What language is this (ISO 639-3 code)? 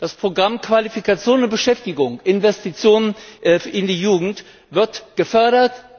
deu